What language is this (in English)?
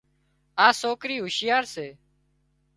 Wadiyara Koli